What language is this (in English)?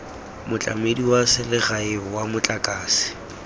Tswana